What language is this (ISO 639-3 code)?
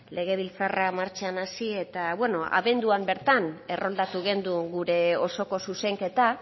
eus